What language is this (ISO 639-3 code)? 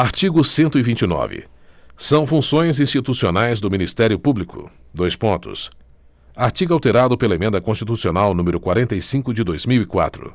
por